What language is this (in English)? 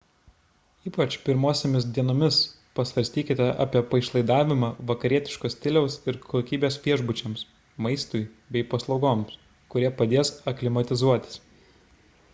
Lithuanian